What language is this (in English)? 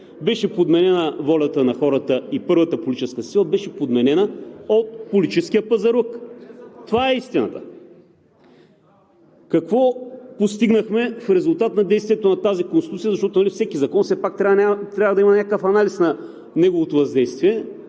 Bulgarian